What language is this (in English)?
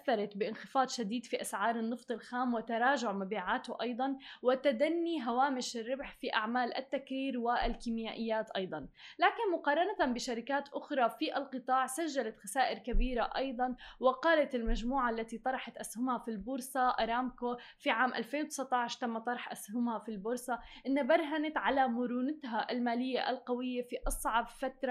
Arabic